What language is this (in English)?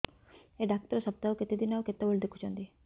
Odia